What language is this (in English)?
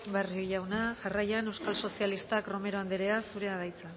Basque